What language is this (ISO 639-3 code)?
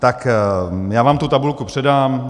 ces